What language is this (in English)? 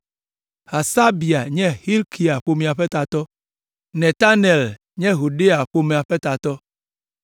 Ewe